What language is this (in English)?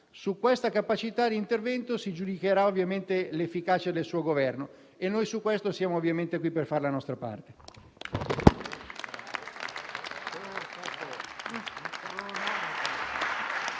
Italian